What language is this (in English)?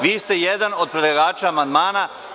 Serbian